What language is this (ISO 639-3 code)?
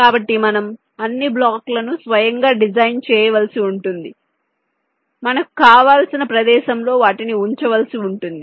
tel